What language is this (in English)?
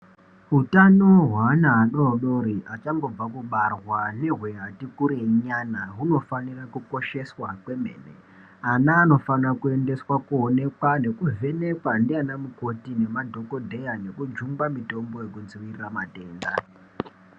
Ndau